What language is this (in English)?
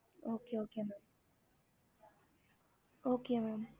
Tamil